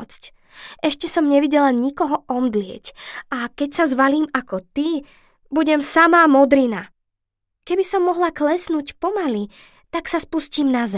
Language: Slovak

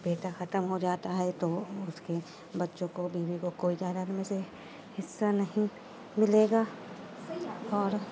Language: Urdu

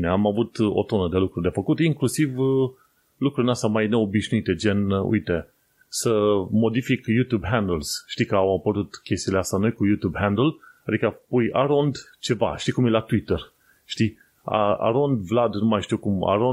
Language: Romanian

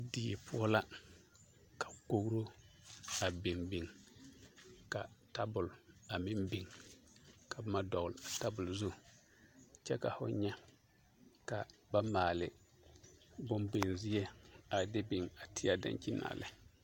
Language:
Southern Dagaare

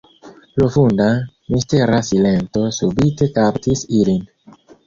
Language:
Esperanto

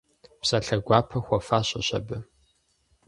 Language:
Kabardian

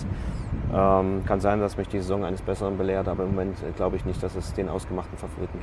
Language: German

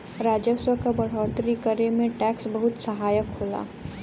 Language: Bhojpuri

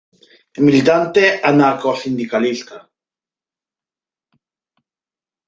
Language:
Spanish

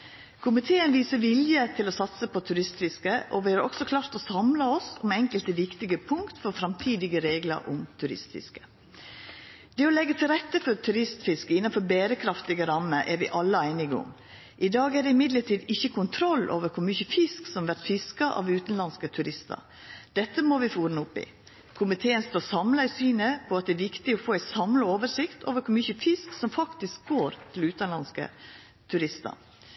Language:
Norwegian Nynorsk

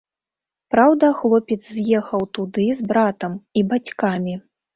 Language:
Belarusian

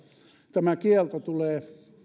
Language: Finnish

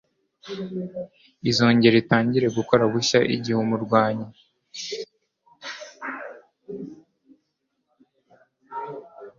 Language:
Kinyarwanda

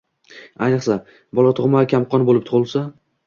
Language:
Uzbek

